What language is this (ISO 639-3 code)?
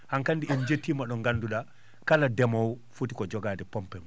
ful